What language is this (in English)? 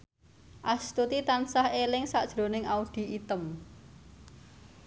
Javanese